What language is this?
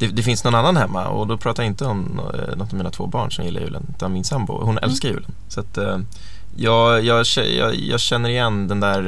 Swedish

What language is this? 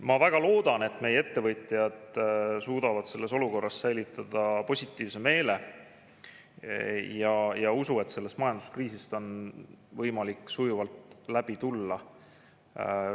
Estonian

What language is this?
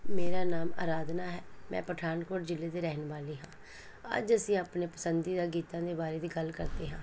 Punjabi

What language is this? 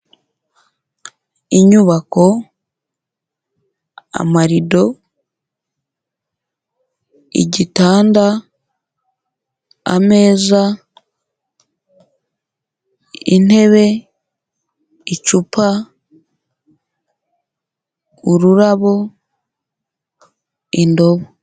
Kinyarwanda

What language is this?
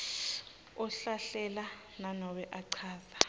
Swati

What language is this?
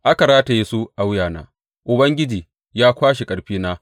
Hausa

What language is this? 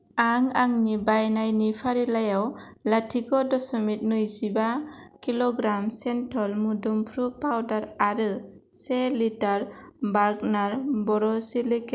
Bodo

